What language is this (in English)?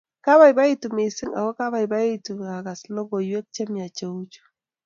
Kalenjin